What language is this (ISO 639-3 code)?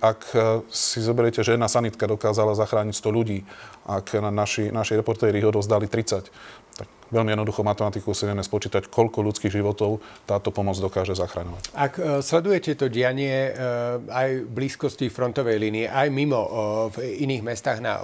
slk